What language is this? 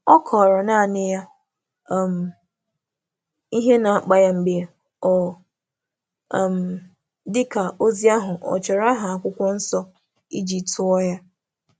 Igbo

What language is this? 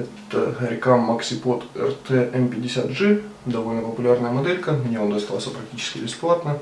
Russian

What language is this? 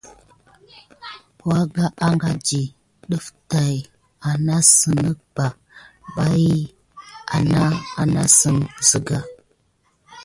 Gidar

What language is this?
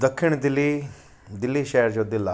Sindhi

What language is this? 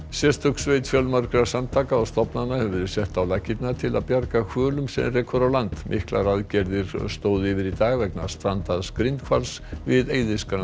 Icelandic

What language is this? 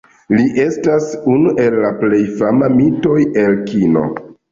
Esperanto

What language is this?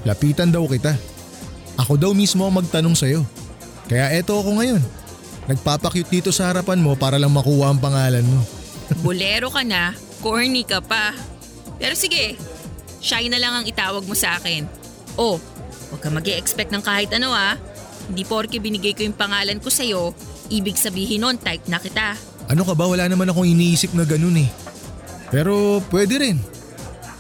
Filipino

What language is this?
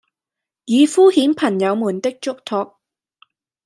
Cantonese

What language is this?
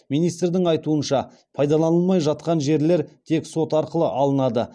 Kazakh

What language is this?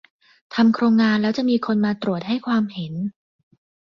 Thai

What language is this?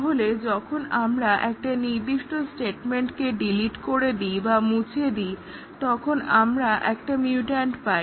Bangla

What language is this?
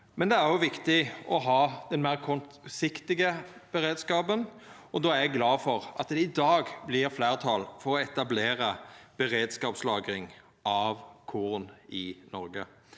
Norwegian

